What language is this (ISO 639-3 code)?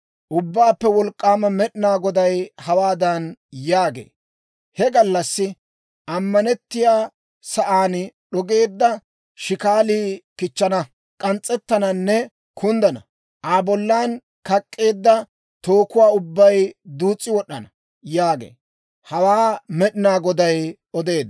dwr